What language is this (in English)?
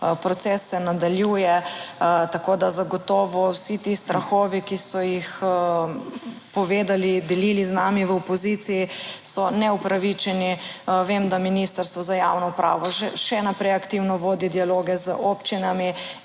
Slovenian